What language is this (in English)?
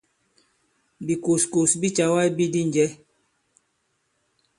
Bankon